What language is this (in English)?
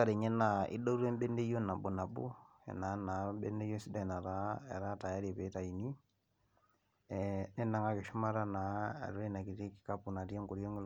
Masai